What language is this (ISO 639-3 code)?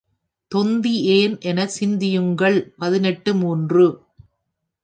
tam